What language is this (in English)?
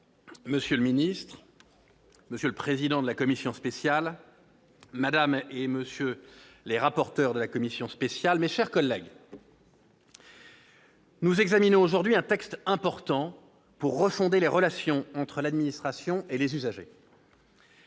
French